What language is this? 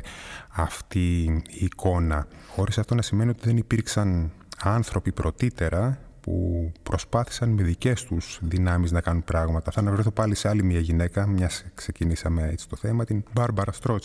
Greek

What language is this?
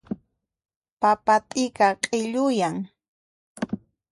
Puno Quechua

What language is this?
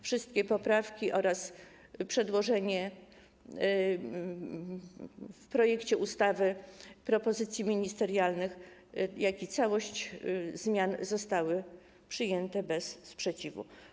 Polish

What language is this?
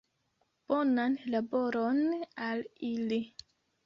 Esperanto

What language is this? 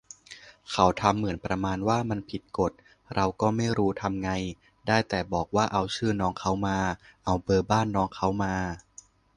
Thai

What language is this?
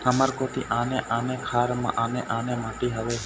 Chhattisgarhi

